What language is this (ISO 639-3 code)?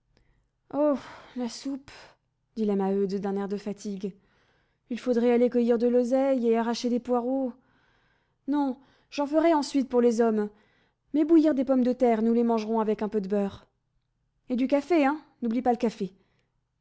fra